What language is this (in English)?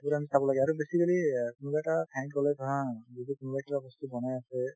Assamese